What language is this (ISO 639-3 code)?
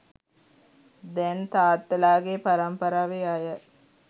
sin